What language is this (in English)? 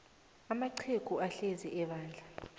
South Ndebele